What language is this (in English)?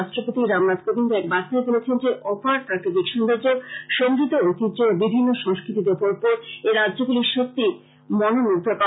Bangla